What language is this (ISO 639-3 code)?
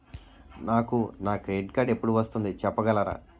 tel